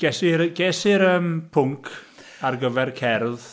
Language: Welsh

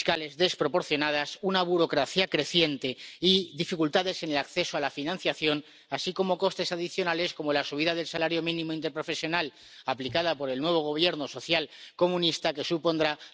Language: Spanish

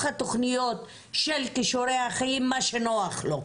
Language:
Hebrew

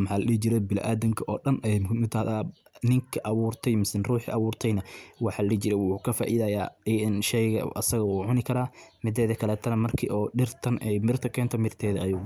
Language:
Somali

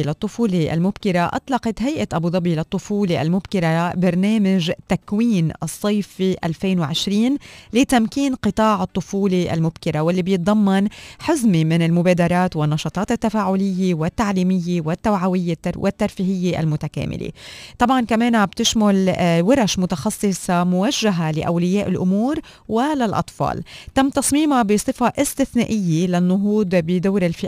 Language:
Arabic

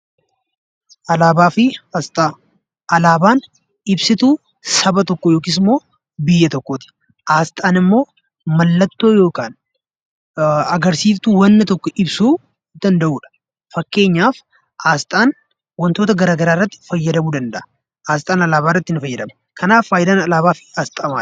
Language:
Oromo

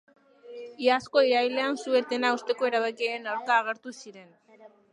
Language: Basque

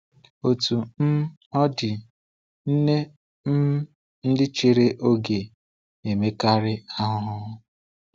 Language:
Igbo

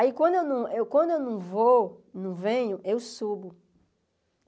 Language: Portuguese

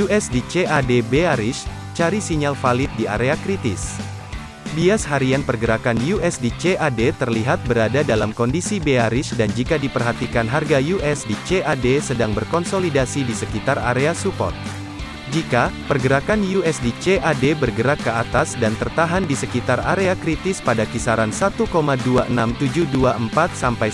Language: Indonesian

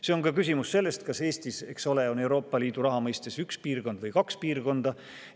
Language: Estonian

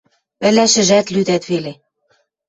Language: Western Mari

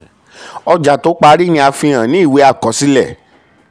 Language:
Yoruba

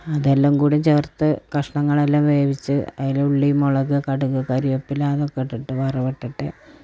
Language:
Malayalam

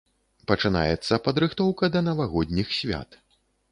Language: Belarusian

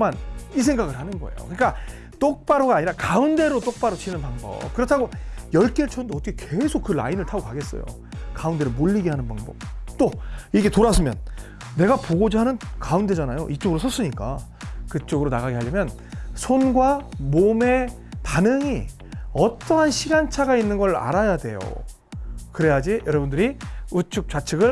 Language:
Korean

